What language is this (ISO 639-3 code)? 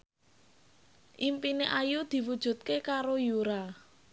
jav